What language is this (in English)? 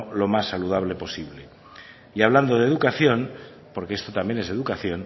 Spanish